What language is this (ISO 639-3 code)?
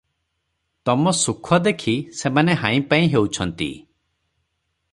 ori